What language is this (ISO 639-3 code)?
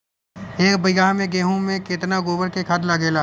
bho